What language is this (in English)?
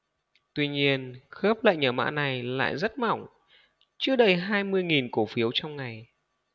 Vietnamese